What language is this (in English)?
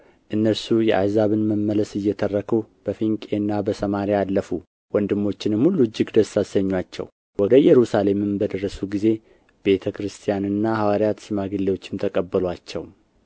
Amharic